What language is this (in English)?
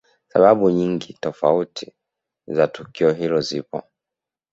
Swahili